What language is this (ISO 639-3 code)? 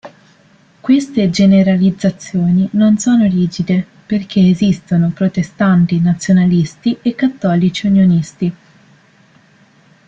ita